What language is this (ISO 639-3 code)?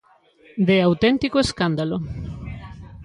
glg